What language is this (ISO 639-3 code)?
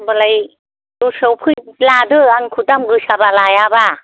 brx